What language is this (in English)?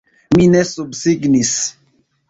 Esperanto